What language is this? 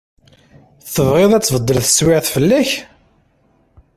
Kabyle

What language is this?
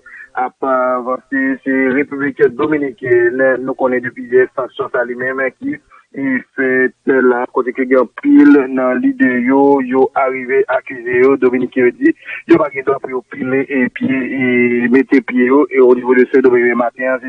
French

